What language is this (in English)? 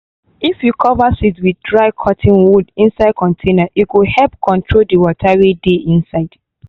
Nigerian Pidgin